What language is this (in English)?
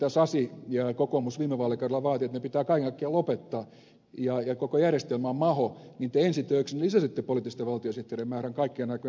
Finnish